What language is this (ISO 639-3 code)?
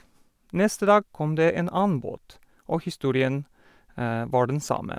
nor